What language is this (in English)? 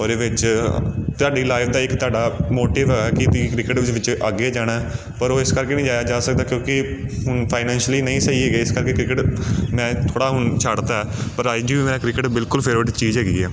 Punjabi